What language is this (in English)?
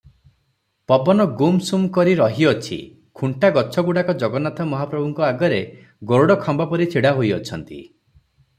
Odia